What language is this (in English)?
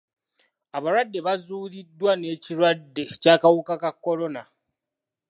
Ganda